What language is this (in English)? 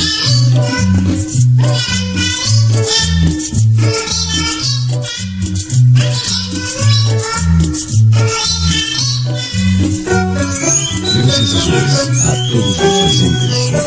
Spanish